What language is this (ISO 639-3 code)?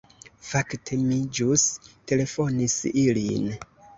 epo